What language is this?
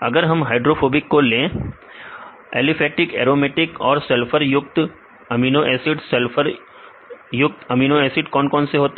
Hindi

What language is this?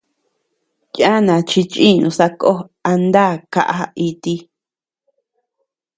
Tepeuxila Cuicatec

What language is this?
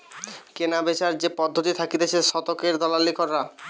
Bangla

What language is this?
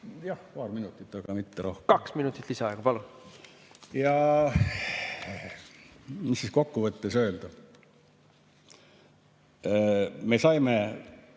Estonian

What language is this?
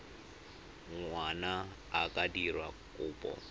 Tswana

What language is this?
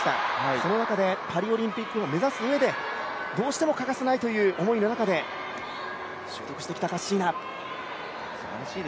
Japanese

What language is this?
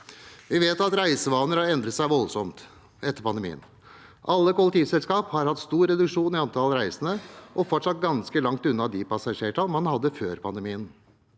Norwegian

